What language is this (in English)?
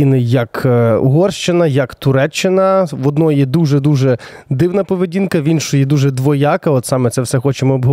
Ukrainian